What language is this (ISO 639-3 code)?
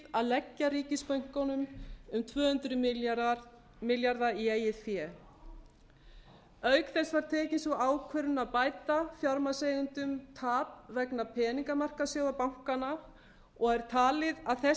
isl